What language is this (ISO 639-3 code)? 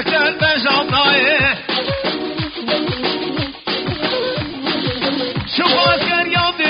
ara